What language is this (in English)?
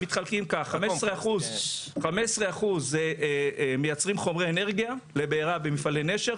Hebrew